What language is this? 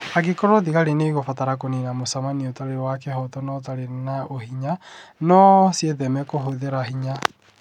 Kikuyu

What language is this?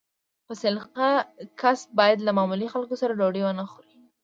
Pashto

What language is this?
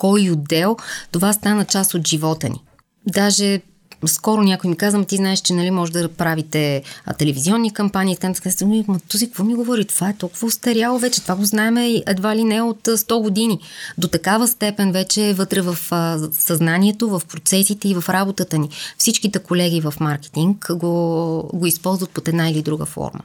Bulgarian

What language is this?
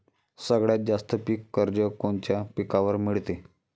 Marathi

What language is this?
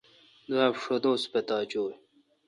Kalkoti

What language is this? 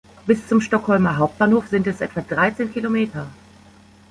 German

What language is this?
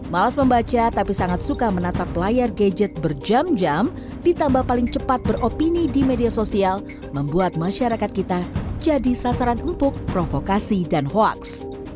Indonesian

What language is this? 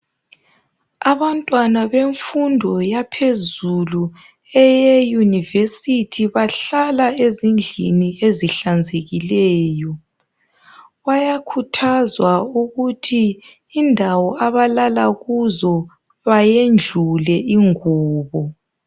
North Ndebele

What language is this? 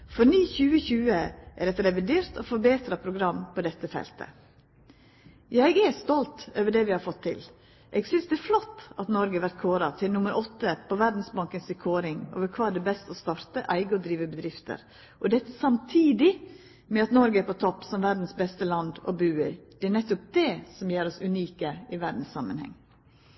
Norwegian Nynorsk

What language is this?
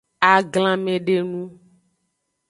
Aja (Benin)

